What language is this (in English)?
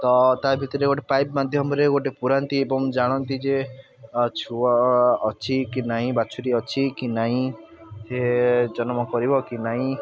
Odia